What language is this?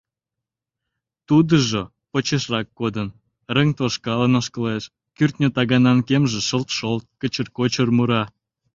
Mari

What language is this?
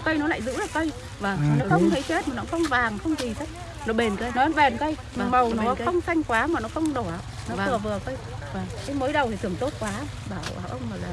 Vietnamese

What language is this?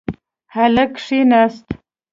Pashto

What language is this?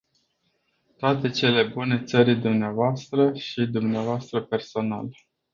Romanian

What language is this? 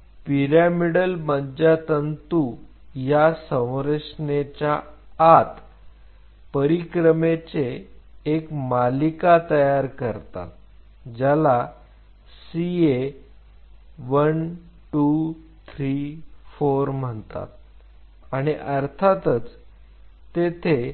Marathi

